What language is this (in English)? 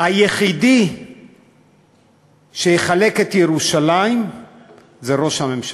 Hebrew